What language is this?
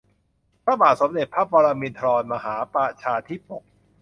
Thai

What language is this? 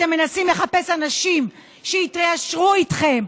Hebrew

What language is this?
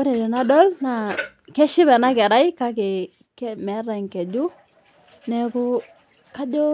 Masai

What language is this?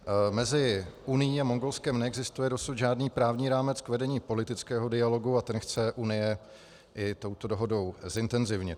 Czech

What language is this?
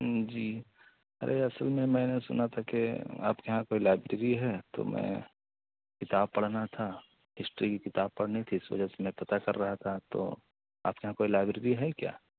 Urdu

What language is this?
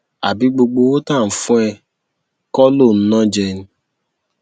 Yoruba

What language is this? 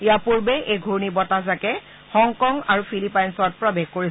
Assamese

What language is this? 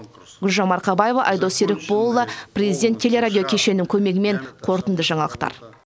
Kazakh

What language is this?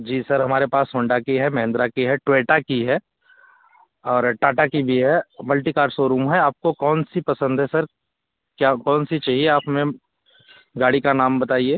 Hindi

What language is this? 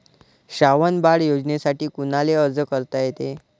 Marathi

